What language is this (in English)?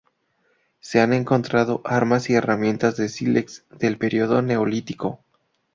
Spanish